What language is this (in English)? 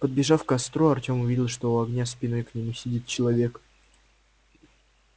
Russian